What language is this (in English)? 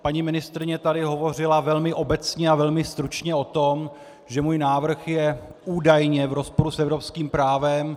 Czech